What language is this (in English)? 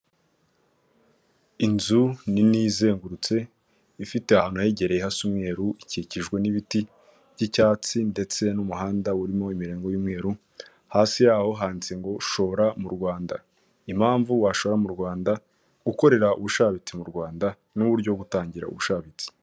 Kinyarwanda